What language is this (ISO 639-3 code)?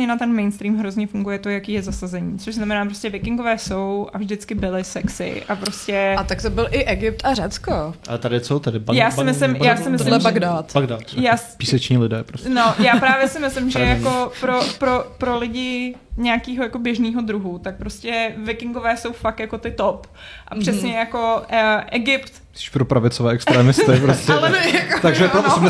ces